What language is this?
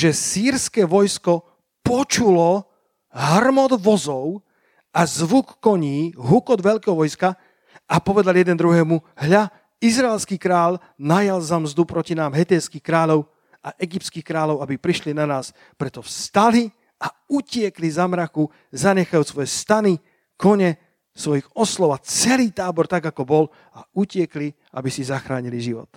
Slovak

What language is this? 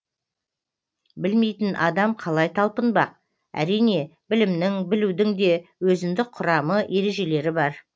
Kazakh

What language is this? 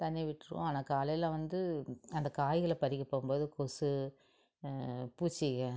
Tamil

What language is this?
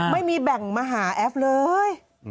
Thai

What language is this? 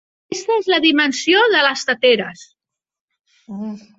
Catalan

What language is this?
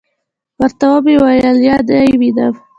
Pashto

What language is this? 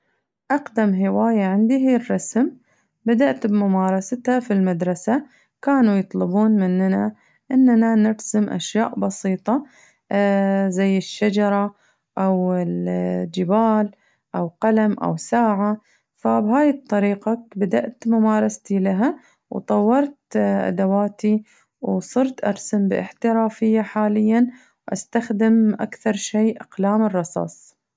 Najdi Arabic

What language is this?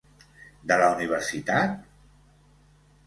Catalan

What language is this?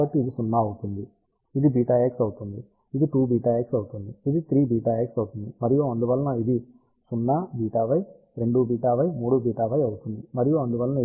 Telugu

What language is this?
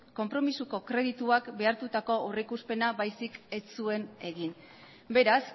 Basque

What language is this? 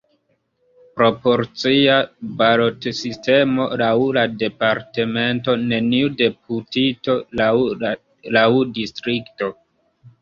Esperanto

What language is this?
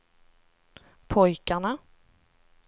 Swedish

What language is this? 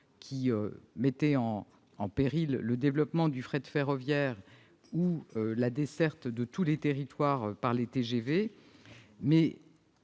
French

